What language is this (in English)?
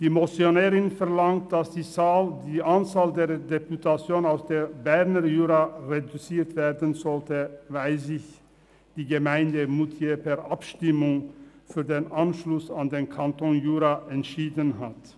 Swiss German